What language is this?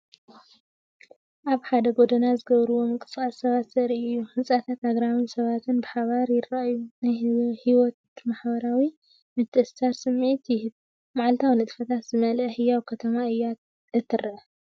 Tigrinya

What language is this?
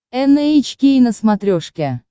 Russian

